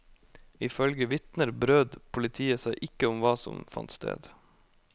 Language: Norwegian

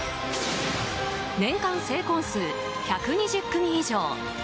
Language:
Japanese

